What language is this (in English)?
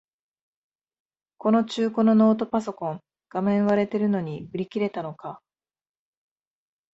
Japanese